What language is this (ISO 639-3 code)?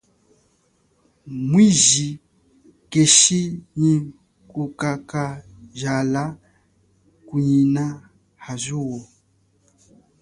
cjk